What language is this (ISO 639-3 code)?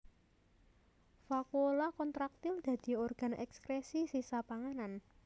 jav